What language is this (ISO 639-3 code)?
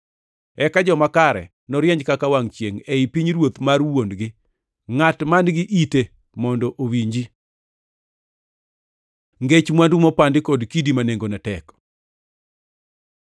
luo